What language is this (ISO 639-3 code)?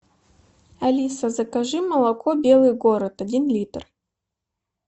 rus